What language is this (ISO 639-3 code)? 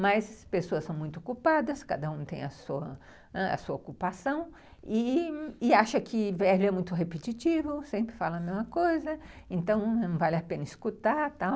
por